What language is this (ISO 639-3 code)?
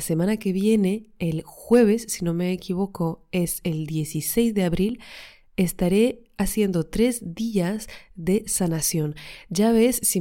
spa